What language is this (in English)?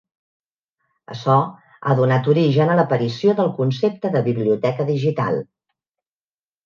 Catalan